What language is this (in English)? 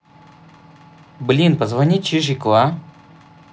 Russian